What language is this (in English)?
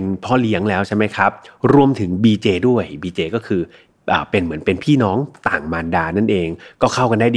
Thai